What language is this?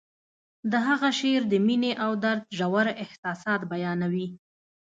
Pashto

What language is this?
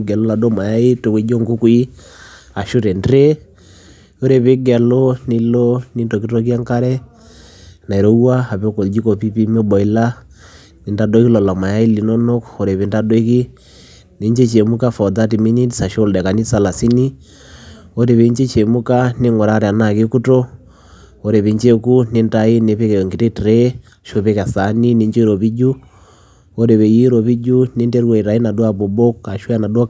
Masai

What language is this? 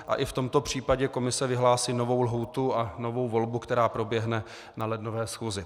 Czech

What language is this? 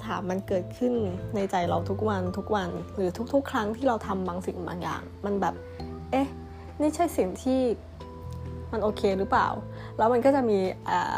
Thai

